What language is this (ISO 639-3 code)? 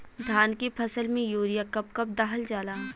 bho